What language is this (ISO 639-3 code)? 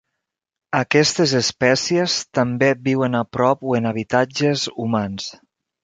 cat